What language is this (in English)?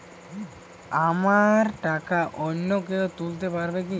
Bangla